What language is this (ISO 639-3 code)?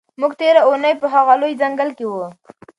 pus